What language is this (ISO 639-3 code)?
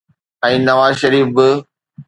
snd